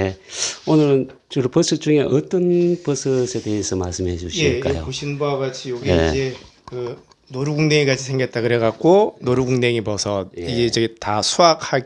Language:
Korean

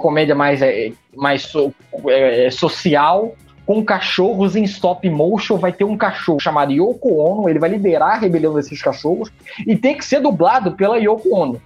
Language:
Portuguese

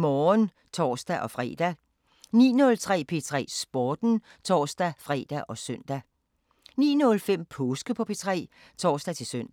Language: Danish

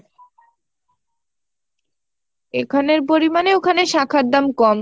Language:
Bangla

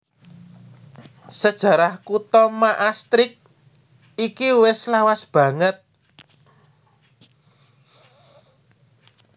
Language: Javanese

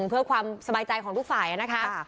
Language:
Thai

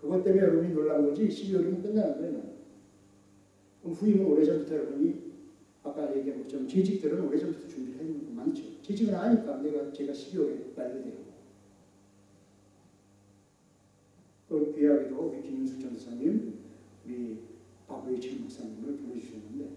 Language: Korean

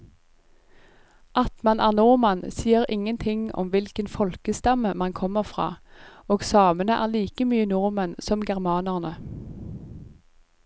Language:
Norwegian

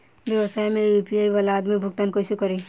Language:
Bhojpuri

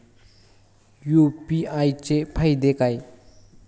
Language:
Marathi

